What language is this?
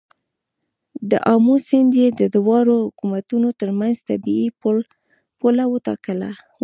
Pashto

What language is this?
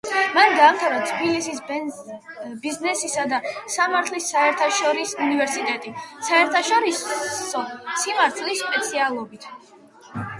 Georgian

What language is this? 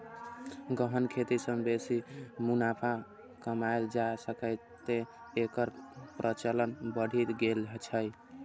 Maithili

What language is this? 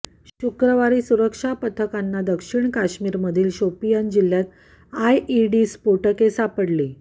Marathi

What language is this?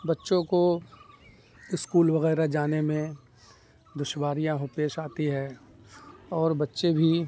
Urdu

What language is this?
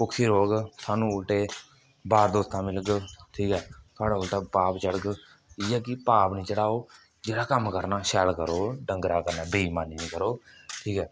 Dogri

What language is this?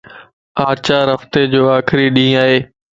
Lasi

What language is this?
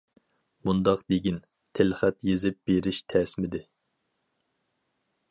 Uyghur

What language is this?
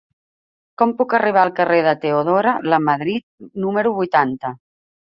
Catalan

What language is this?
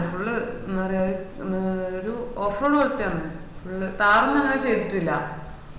Malayalam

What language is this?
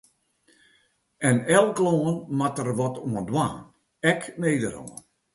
Western Frisian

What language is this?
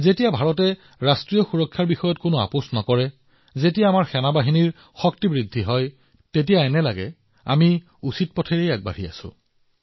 Assamese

